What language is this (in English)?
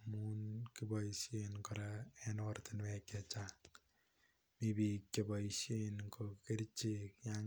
Kalenjin